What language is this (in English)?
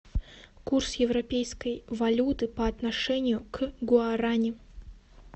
Russian